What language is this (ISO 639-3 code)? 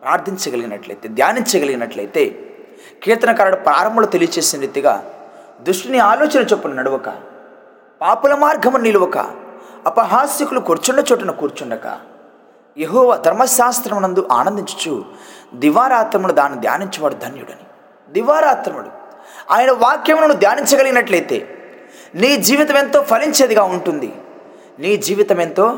tel